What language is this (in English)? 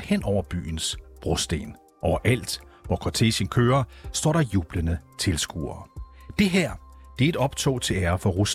Danish